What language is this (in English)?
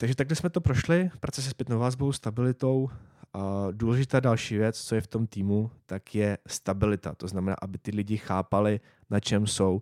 Czech